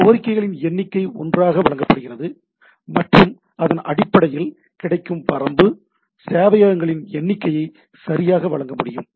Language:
Tamil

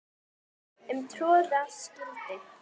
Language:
Icelandic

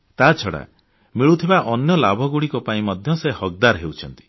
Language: Odia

